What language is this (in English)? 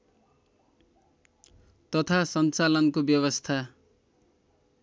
Nepali